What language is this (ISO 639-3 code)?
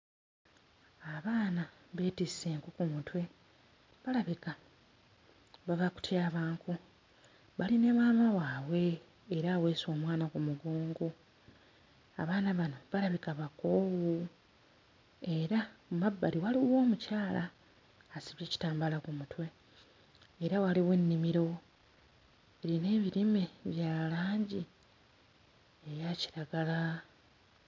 lug